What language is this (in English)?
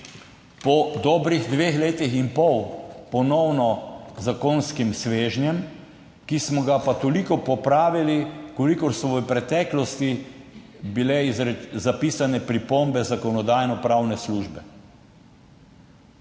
Slovenian